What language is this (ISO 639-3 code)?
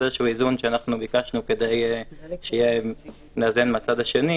heb